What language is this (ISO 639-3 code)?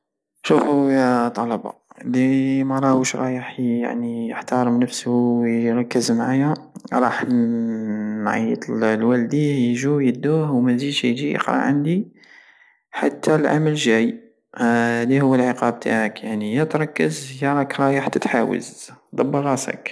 aao